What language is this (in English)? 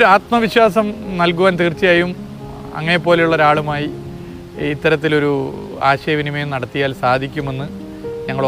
Malayalam